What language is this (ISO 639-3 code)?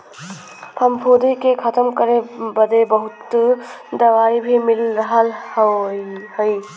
bho